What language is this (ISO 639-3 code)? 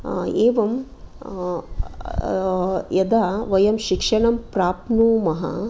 san